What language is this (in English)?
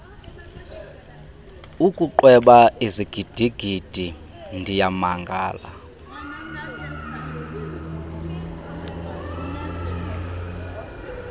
Xhosa